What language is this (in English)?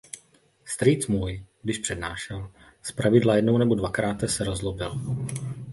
Czech